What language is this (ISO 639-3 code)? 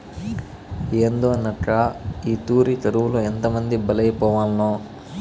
tel